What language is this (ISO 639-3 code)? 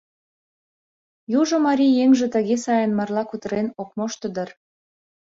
chm